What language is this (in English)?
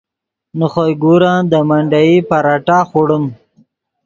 Yidgha